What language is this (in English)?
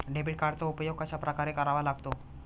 Marathi